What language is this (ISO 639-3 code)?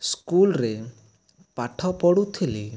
ori